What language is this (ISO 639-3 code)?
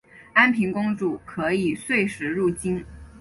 zho